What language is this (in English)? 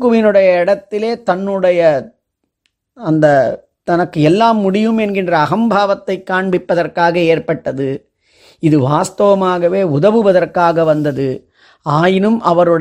Tamil